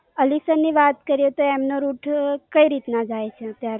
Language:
Gujarati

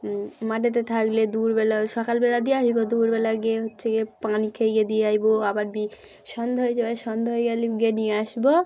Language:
Bangla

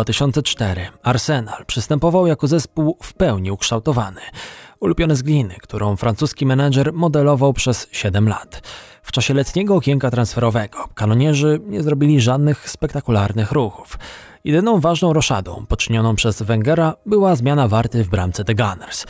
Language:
Polish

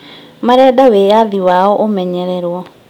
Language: Kikuyu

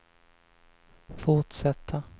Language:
Swedish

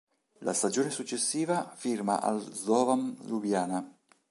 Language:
Italian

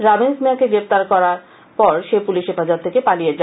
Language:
Bangla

